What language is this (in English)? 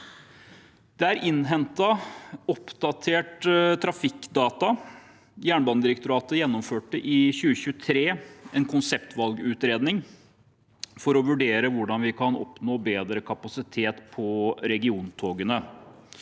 Norwegian